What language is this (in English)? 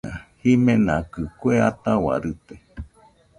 Nüpode Huitoto